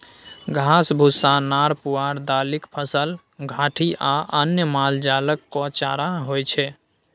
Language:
Maithili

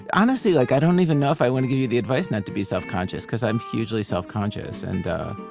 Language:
English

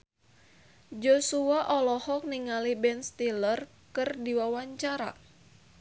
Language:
Sundanese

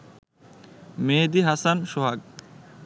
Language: Bangla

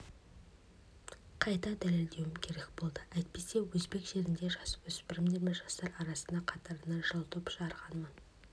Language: Kazakh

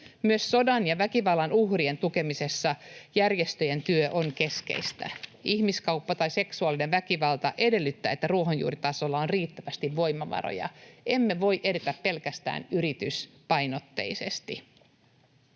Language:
Finnish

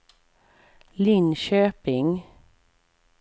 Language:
Swedish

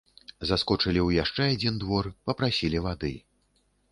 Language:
Belarusian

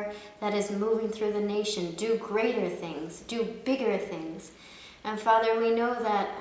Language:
English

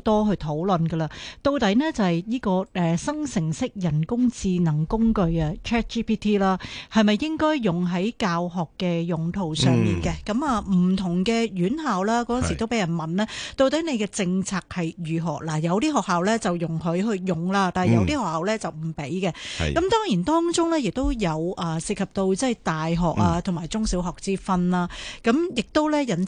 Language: Chinese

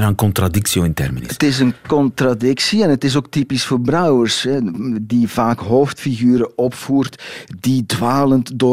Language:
Dutch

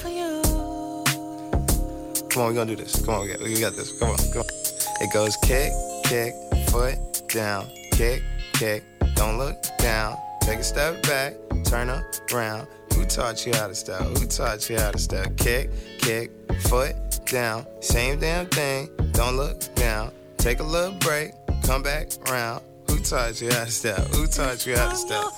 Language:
Czech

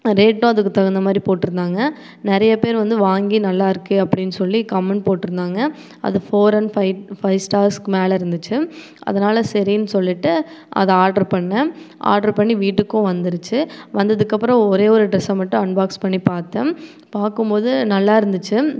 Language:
Tamil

